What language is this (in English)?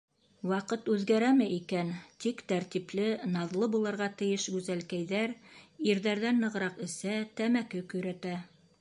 Bashkir